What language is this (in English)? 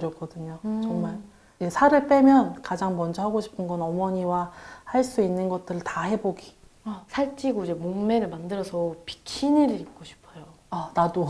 Korean